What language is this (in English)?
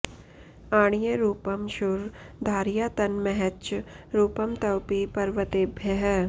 Sanskrit